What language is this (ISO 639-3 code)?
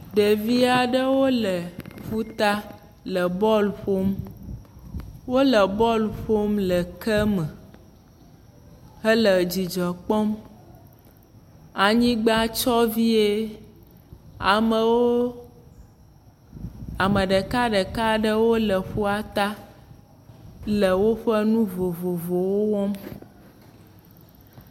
ewe